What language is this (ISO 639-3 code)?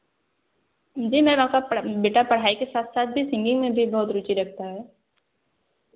hin